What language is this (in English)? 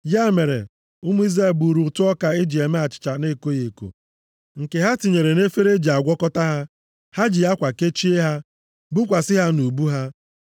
Igbo